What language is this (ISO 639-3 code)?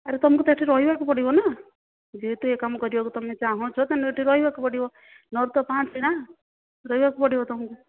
ori